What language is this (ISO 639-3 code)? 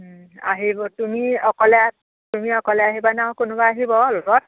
asm